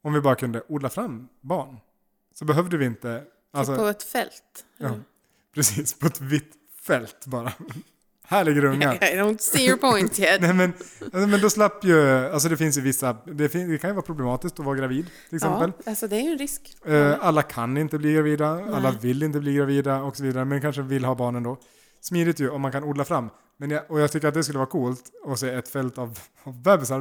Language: Swedish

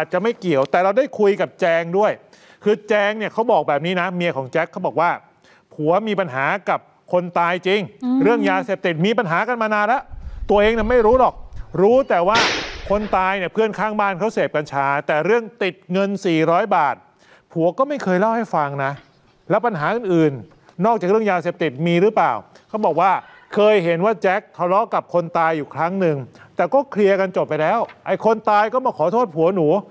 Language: Thai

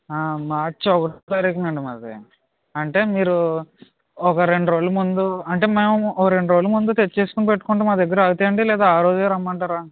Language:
Telugu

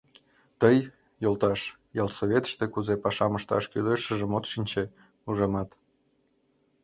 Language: Mari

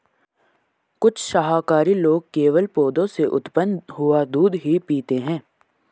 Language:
Hindi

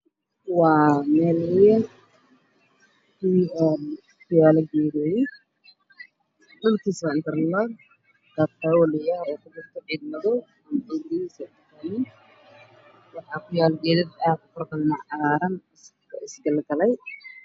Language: Somali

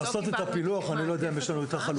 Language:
Hebrew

